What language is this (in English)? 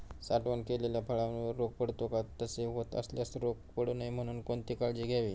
Marathi